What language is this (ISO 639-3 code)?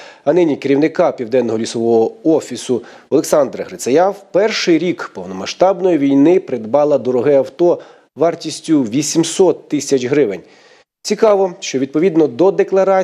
ukr